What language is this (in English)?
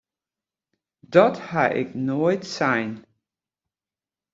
Western Frisian